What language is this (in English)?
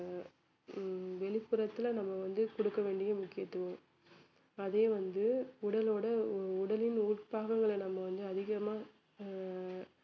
Tamil